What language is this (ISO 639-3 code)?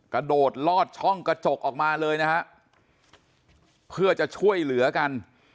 tha